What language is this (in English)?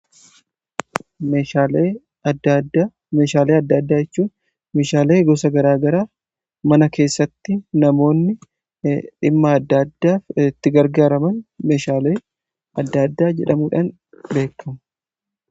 Oromo